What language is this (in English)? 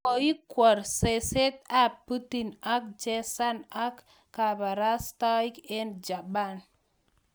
Kalenjin